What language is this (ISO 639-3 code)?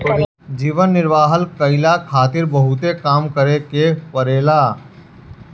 bho